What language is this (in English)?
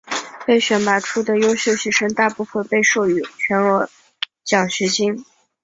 Chinese